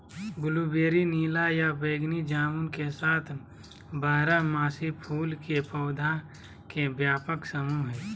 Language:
Magahi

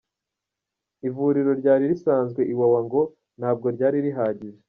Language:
Kinyarwanda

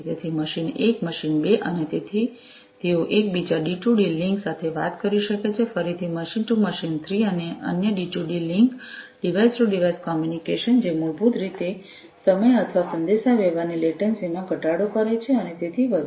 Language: Gujarati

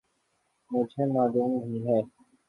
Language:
Urdu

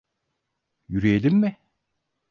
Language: Turkish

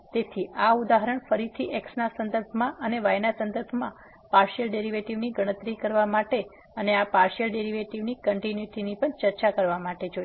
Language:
Gujarati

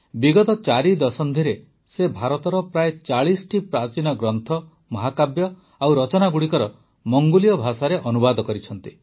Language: Odia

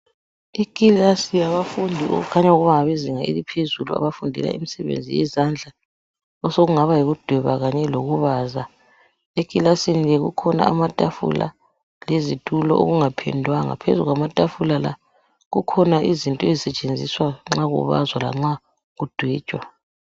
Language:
North Ndebele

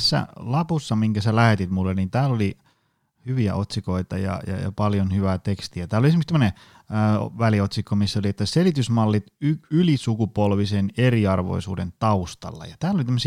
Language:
Finnish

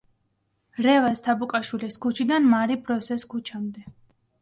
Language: Georgian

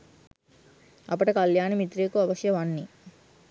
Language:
Sinhala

